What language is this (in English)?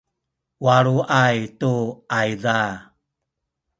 Sakizaya